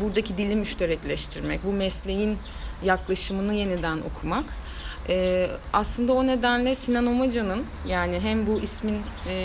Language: Turkish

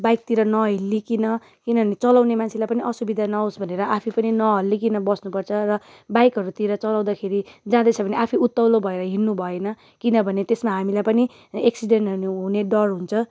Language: Nepali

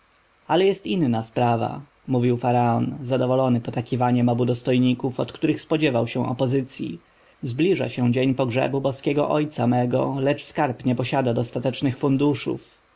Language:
Polish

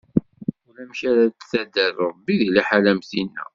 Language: Kabyle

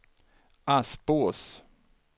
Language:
Swedish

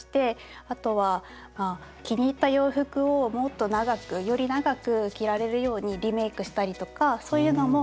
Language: Japanese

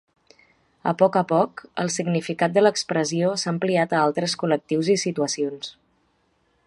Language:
Catalan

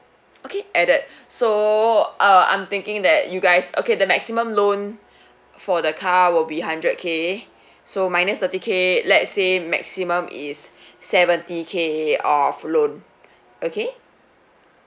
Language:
English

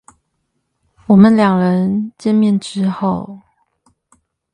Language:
Chinese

